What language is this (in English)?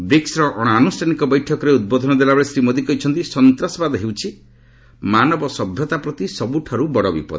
Odia